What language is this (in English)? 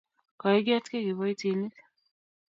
Kalenjin